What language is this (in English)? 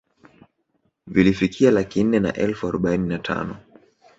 Swahili